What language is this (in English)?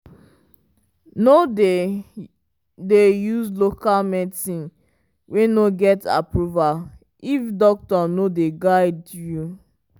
Nigerian Pidgin